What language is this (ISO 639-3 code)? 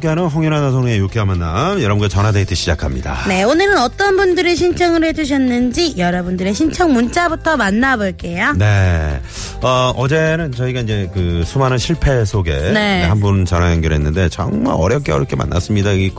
kor